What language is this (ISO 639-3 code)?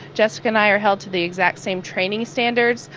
eng